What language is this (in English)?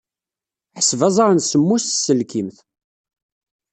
Kabyle